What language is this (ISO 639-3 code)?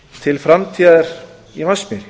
isl